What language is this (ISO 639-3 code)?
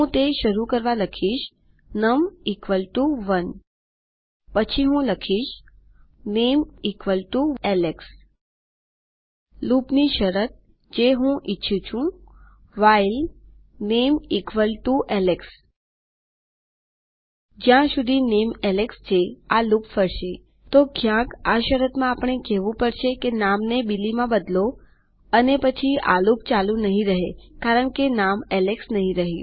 guj